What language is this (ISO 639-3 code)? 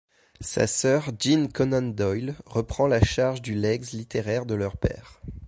fra